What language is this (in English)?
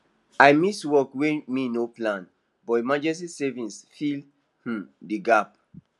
Nigerian Pidgin